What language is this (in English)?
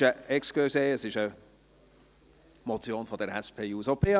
Swiss German